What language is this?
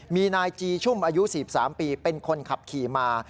Thai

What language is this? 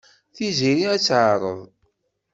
Kabyle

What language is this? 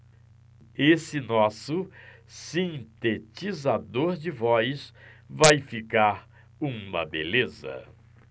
Portuguese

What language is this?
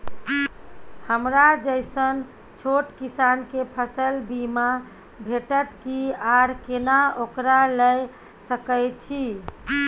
Maithili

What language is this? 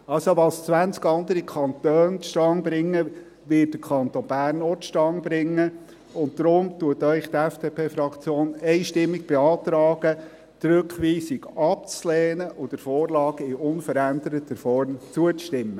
Swiss German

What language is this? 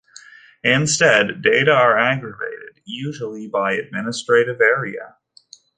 English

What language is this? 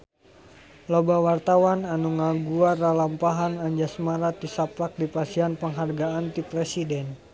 Sundanese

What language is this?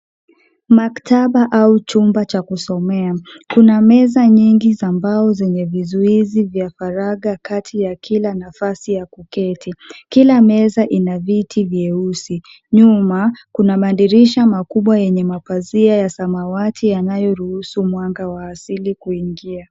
Swahili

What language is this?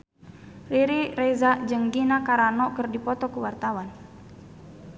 Sundanese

